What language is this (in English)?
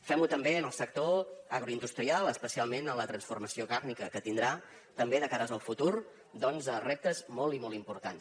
Catalan